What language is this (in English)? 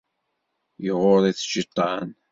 Kabyle